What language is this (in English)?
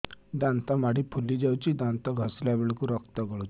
Odia